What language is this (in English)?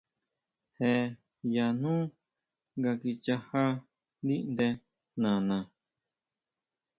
Huautla Mazatec